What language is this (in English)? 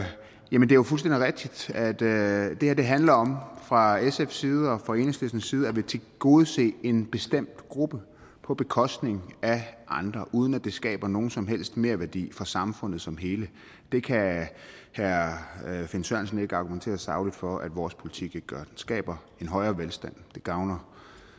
Danish